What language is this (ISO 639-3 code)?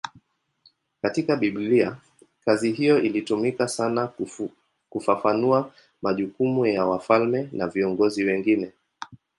swa